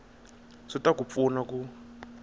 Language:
Tsonga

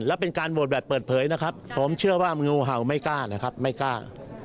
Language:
Thai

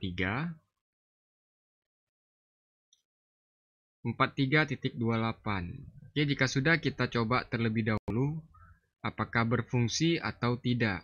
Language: Indonesian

